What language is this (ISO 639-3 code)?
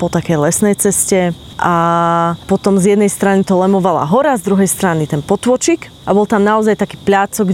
slk